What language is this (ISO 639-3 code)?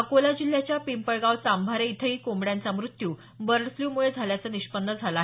mar